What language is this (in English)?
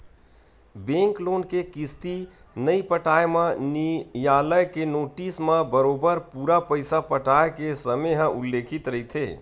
Chhattisgarhi